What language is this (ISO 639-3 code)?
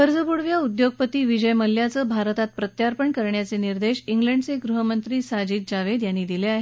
mar